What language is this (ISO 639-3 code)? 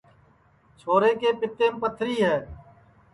ssi